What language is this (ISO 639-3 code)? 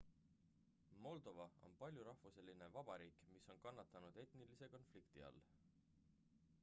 est